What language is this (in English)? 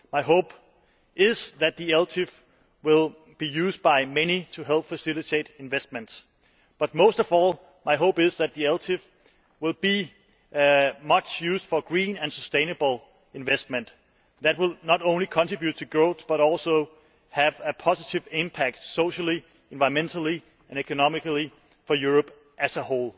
English